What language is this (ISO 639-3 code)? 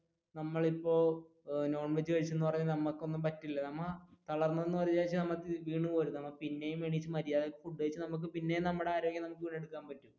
mal